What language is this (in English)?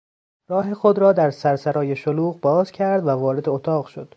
Persian